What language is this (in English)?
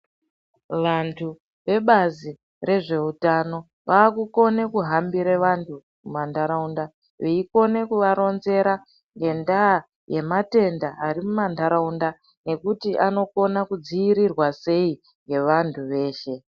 Ndau